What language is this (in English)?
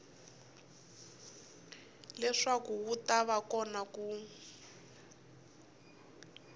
Tsonga